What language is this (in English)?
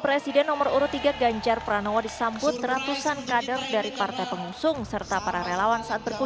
Indonesian